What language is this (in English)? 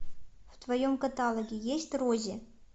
Russian